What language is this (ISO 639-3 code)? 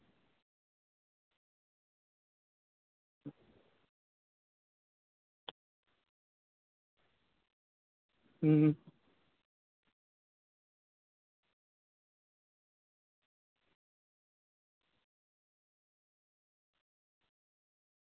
sat